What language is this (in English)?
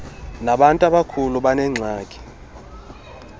Xhosa